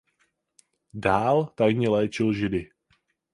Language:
Czech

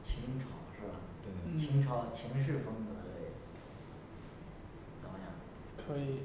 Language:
Chinese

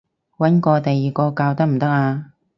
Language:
Cantonese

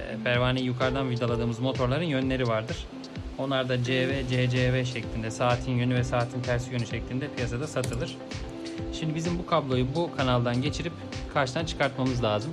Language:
Turkish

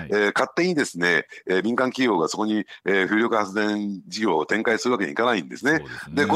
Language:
Japanese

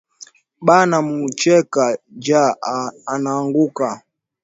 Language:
Swahili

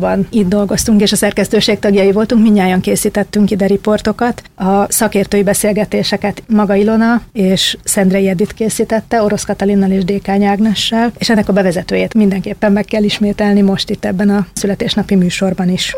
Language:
Hungarian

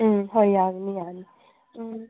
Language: Manipuri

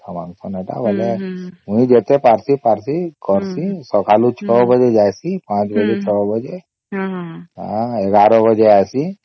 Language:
Odia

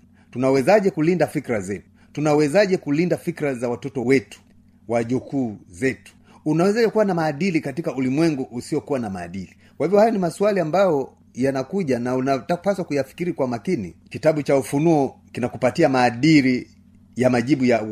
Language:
Swahili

